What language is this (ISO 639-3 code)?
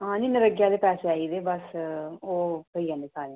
doi